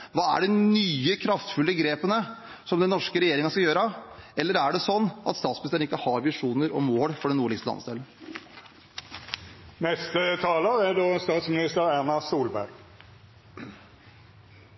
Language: Norwegian Bokmål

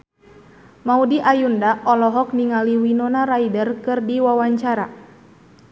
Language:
Sundanese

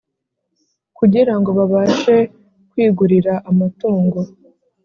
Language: Kinyarwanda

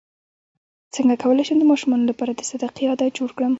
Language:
Pashto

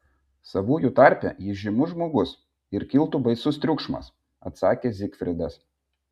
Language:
Lithuanian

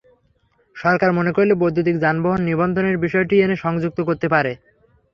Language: Bangla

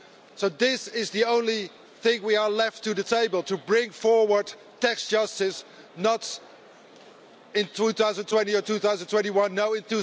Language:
English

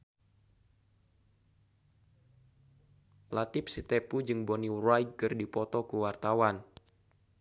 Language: Sundanese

